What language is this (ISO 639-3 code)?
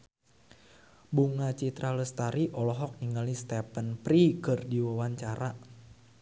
sun